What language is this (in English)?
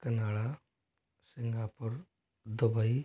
Hindi